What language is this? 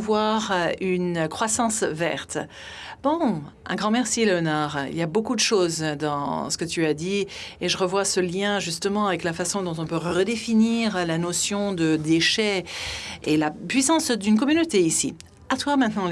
French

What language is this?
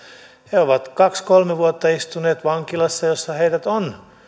Finnish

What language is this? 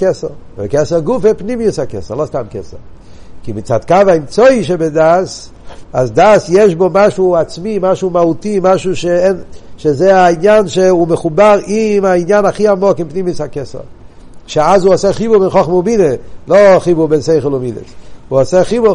Hebrew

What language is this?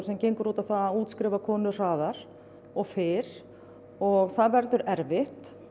Icelandic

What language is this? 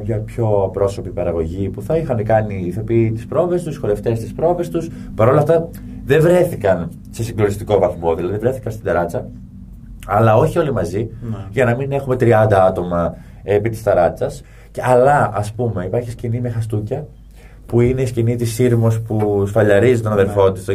Greek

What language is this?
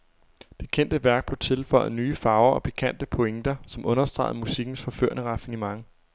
Danish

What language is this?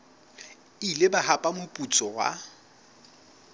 Southern Sotho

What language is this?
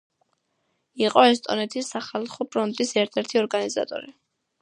Georgian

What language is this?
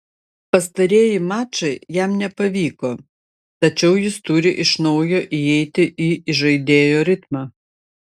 Lithuanian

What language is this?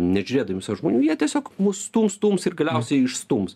Lithuanian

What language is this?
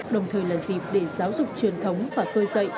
Vietnamese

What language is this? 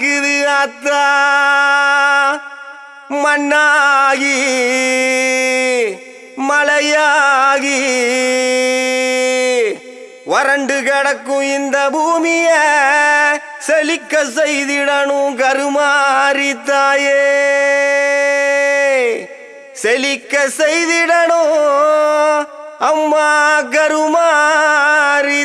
Indonesian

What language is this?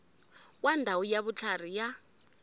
Tsonga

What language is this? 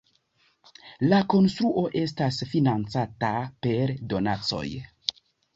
Esperanto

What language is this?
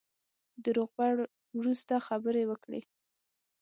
Pashto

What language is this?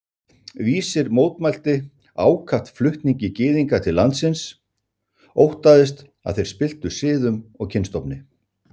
Icelandic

